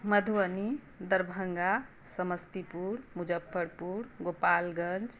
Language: Maithili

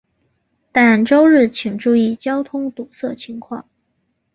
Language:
Chinese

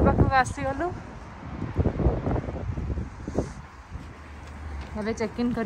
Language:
English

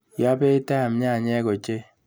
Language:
Kalenjin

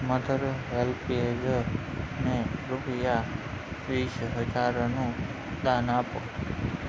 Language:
Gujarati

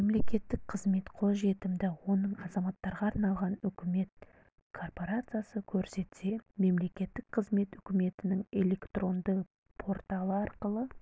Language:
Kazakh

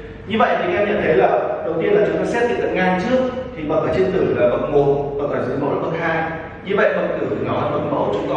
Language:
Vietnamese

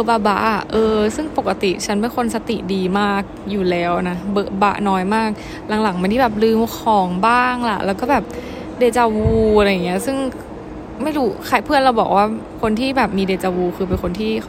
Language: Thai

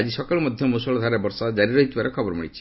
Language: Odia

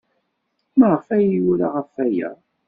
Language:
Kabyle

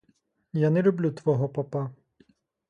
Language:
Ukrainian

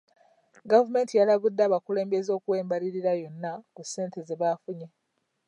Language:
Ganda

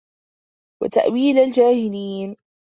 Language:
Arabic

